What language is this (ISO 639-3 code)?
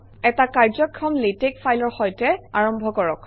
asm